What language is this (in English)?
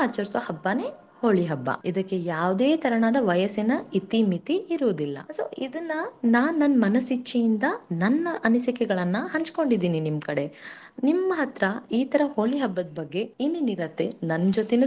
Kannada